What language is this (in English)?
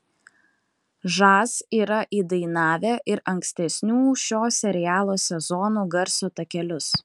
Lithuanian